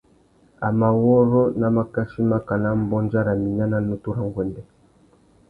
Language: Tuki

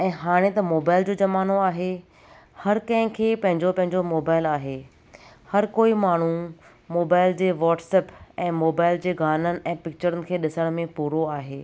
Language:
Sindhi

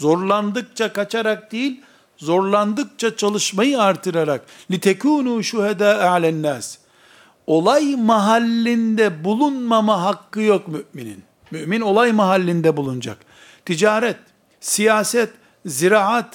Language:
Turkish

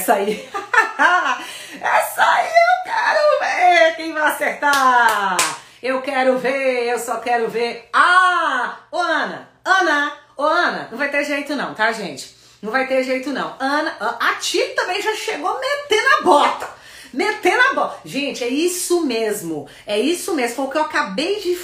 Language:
Portuguese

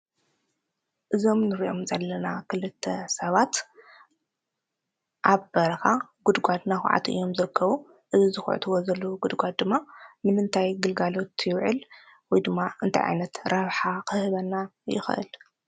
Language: Tigrinya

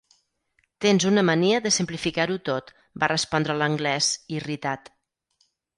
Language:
Catalan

